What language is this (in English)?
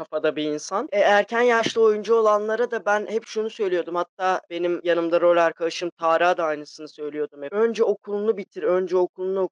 Turkish